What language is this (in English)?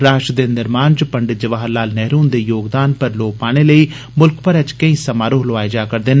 Dogri